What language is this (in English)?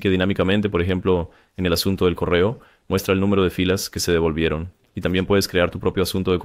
Spanish